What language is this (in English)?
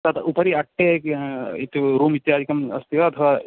Sanskrit